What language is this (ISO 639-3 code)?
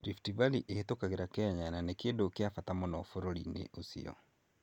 kik